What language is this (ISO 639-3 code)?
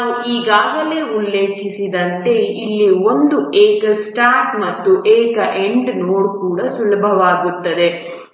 kan